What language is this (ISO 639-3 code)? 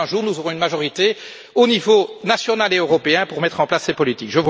fra